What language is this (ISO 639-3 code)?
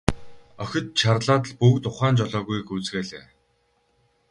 mon